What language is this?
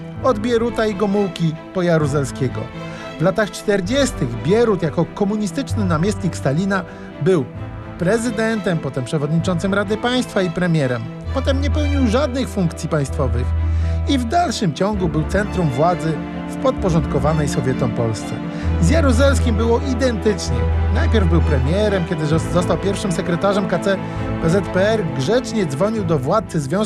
Polish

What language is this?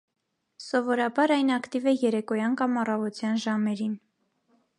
Armenian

